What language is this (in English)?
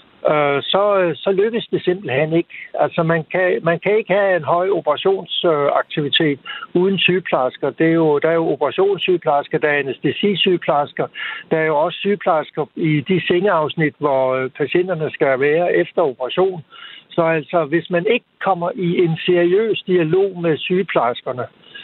Danish